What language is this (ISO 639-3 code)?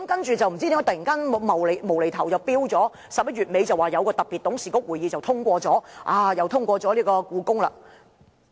yue